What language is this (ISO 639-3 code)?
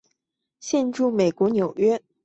zho